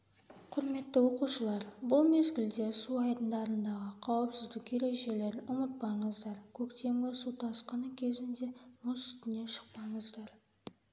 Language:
Kazakh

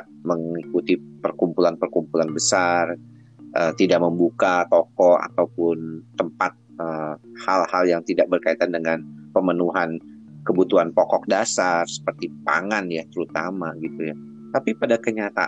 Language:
Indonesian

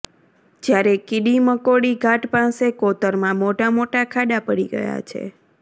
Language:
Gujarati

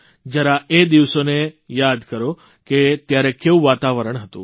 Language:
Gujarati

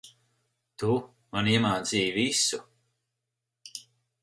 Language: Latvian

